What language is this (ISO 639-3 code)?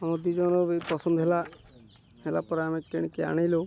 ori